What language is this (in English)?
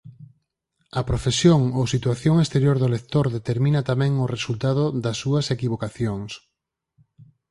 Galician